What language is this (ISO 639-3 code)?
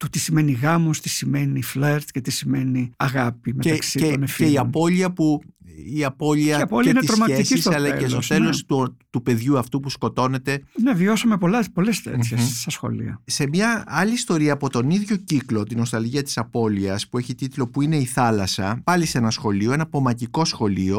ell